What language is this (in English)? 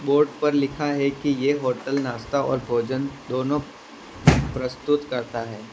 Hindi